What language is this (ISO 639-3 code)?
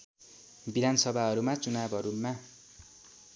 nep